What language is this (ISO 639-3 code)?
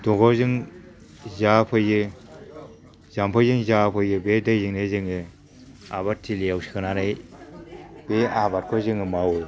brx